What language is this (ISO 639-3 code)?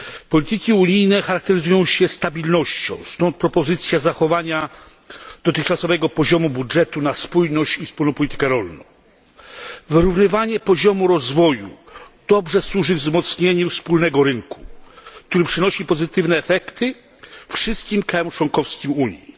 pol